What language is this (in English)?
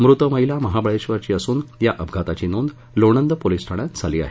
Marathi